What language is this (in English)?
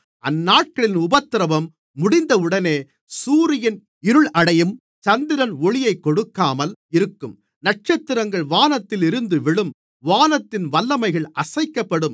Tamil